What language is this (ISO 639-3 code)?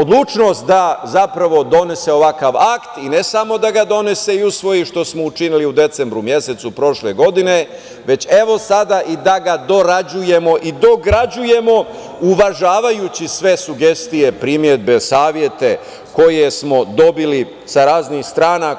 srp